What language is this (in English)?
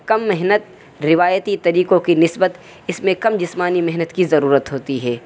Urdu